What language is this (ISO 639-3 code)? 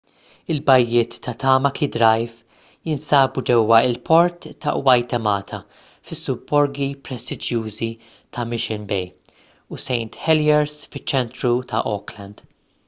mlt